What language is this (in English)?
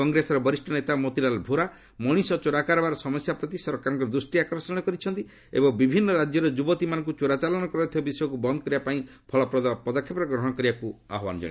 Odia